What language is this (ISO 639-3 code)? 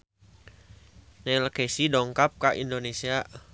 sun